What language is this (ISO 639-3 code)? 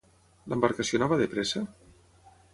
cat